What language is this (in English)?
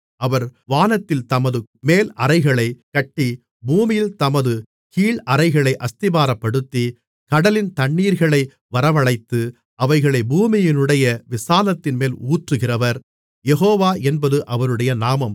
Tamil